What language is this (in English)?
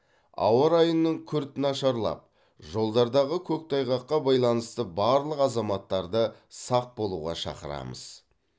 Kazakh